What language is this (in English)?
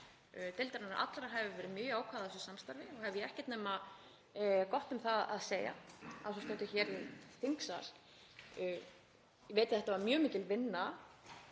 Icelandic